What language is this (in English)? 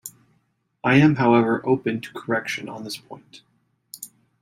English